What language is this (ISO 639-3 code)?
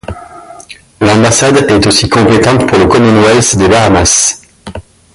fra